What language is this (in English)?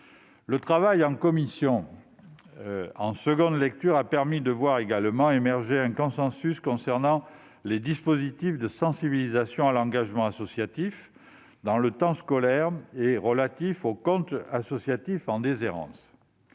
French